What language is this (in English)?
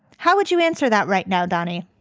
English